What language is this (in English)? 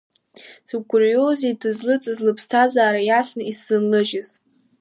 Abkhazian